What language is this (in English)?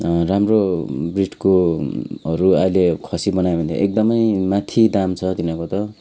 Nepali